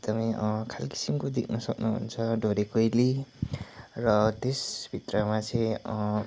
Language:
Nepali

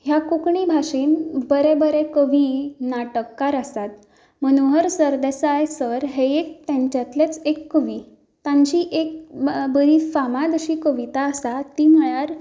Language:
Konkani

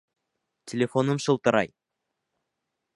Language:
Bashkir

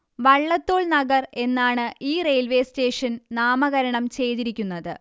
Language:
Malayalam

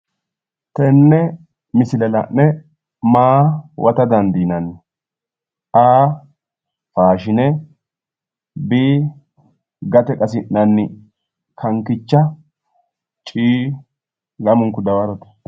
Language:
Sidamo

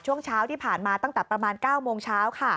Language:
Thai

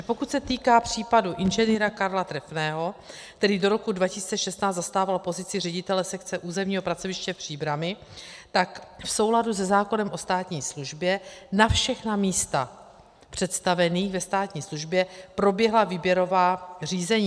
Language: Czech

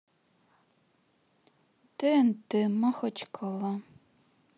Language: Russian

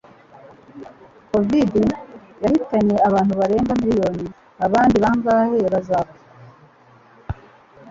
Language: Kinyarwanda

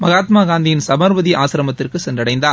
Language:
Tamil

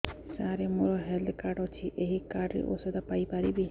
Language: Odia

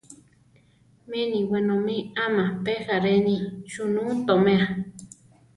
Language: Central Tarahumara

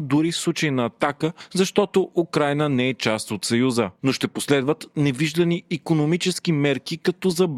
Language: Bulgarian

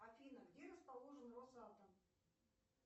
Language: Russian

